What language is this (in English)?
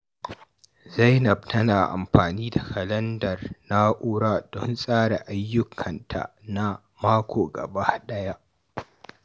Hausa